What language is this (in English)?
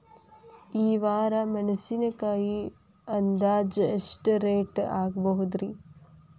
Kannada